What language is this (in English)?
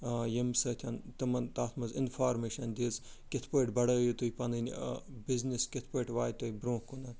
Kashmiri